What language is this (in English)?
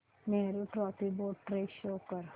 Marathi